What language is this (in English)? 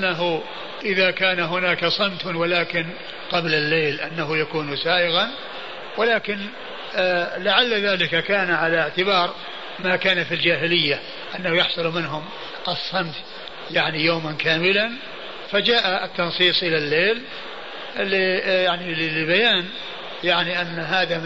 Arabic